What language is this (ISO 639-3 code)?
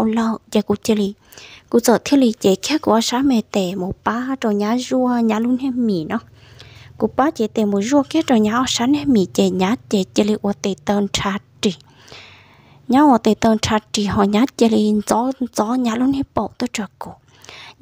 vie